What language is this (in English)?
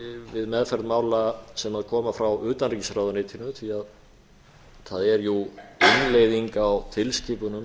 Icelandic